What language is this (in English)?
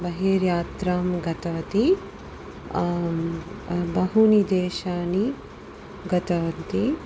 Sanskrit